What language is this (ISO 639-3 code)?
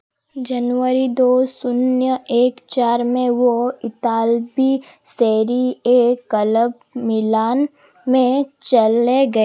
hin